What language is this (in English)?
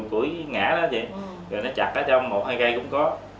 Vietnamese